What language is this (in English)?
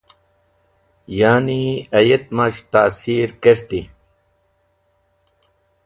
Wakhi